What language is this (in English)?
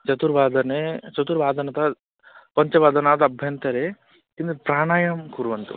Sanskrit